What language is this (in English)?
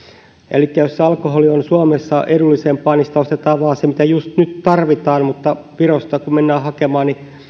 Finnish